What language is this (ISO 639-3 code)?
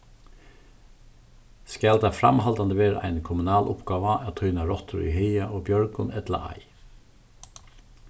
fao